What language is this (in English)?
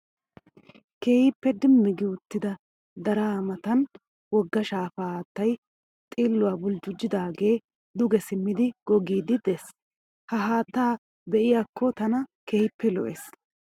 Wolaytta